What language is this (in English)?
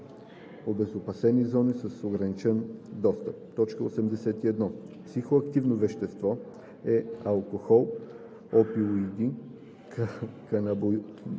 Bulgarian